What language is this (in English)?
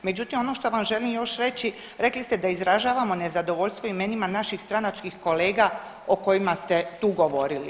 Croatian